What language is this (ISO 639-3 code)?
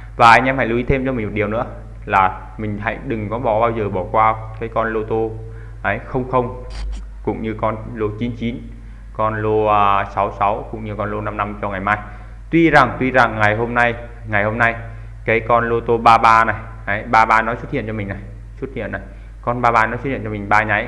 vie